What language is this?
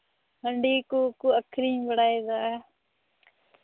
Santali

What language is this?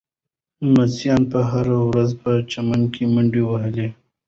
Pashto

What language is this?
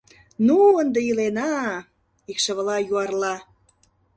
Mari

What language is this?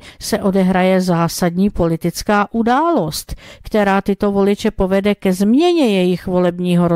Czech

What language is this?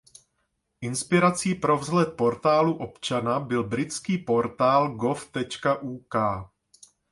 Czech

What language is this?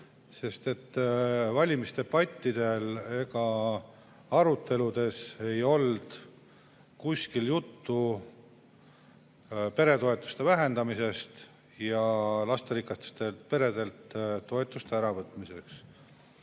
Estonian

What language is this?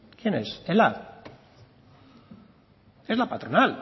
Spanish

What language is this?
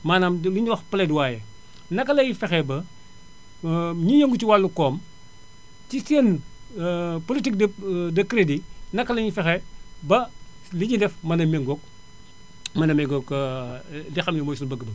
Wolof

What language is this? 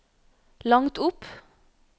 Norwegian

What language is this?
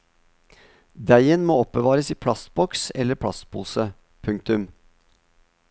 Norwegian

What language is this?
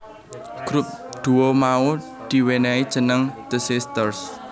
Javanese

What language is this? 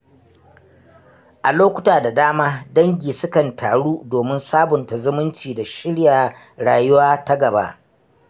Hausa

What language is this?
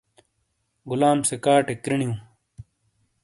Shina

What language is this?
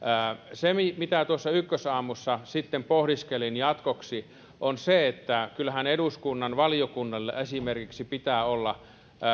Finnish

